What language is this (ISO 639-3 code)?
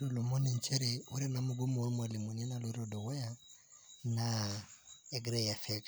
mas